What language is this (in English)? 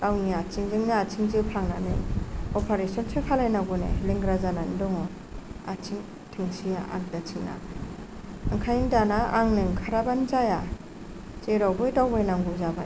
Bodo